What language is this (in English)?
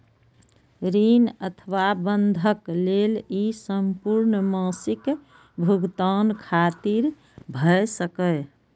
Maithili